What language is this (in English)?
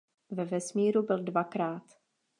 Czech